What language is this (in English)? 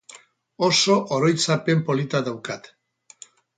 Basque